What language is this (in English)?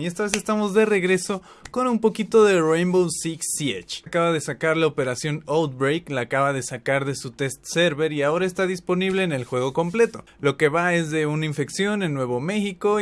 Spanish